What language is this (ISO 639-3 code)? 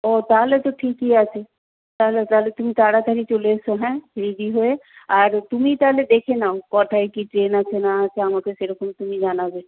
ben